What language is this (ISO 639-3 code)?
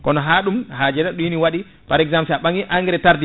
ful